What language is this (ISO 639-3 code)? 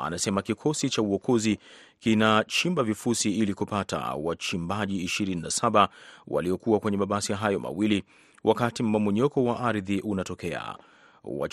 swa